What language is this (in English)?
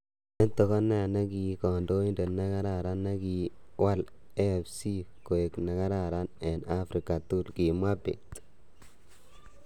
Kalenjin